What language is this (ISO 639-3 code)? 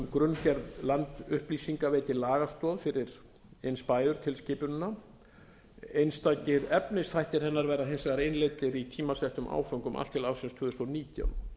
isl